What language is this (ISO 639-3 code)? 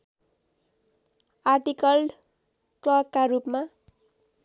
nep